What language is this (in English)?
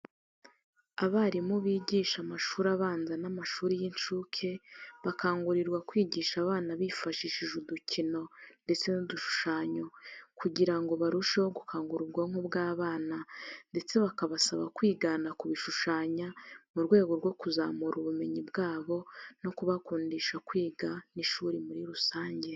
Kinyarwanda